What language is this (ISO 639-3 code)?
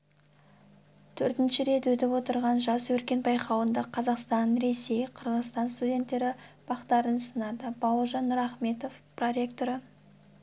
kaz